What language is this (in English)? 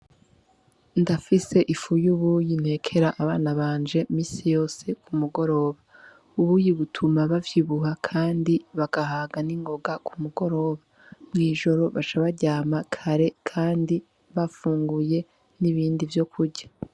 Rundi